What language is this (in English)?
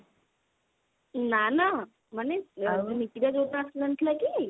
Odia